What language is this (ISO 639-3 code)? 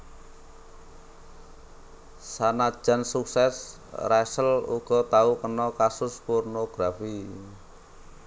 jav